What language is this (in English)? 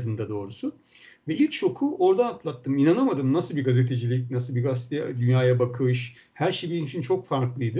Turkish